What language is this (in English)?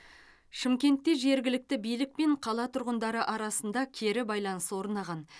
Kazakh